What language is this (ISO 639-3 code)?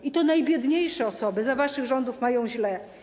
pol